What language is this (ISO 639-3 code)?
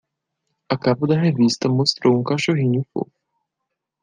por